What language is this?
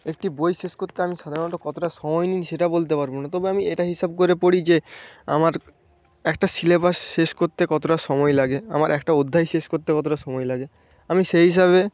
Bangla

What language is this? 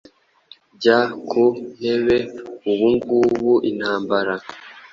Kinyarwanda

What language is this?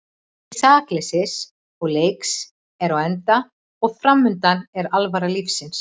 Icelandic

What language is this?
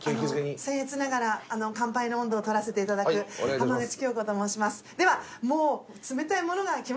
Japanese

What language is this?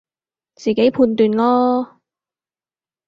Cantonese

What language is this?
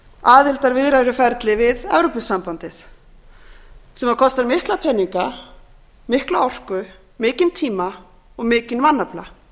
Icelandic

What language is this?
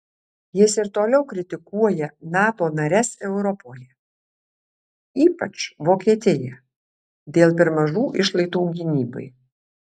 Lithuanian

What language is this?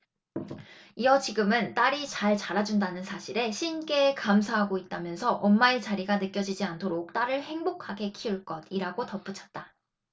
Korean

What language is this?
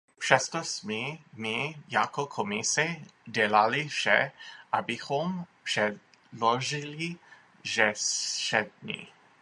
Czech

